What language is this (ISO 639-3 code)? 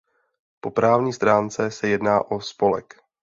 ces